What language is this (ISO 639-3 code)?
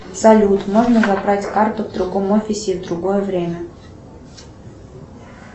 rus